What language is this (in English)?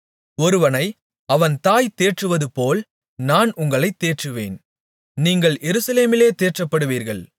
Tamil